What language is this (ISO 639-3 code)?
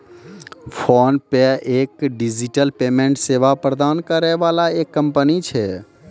mai